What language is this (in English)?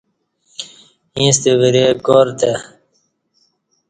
Kati